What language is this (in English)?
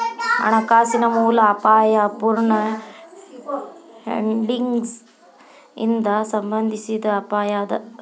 Kannada